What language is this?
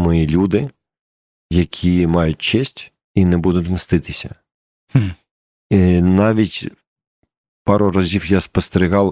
Ukrainian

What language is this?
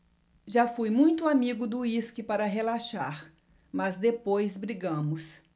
Portuguese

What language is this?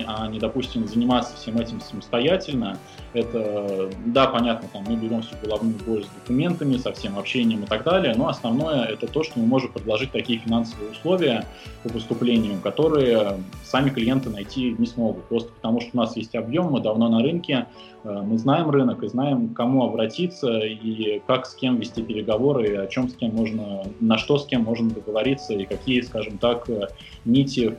Russian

